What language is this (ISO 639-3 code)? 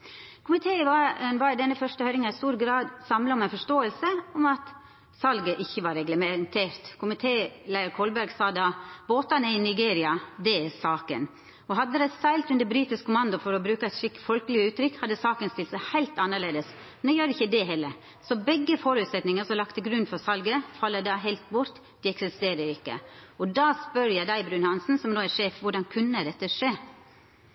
nno